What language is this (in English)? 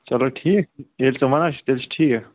Kashmiri